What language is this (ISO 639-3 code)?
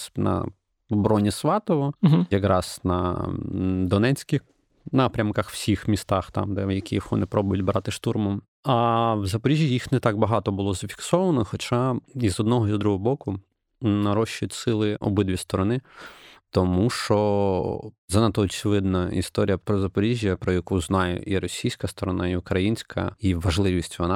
ukr